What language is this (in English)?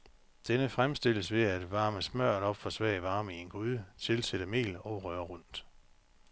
Danish